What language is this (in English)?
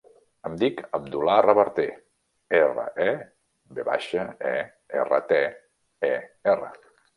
Catalan